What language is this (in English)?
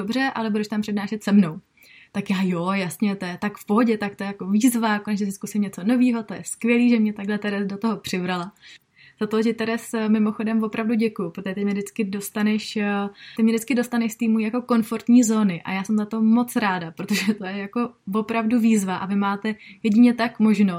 Czech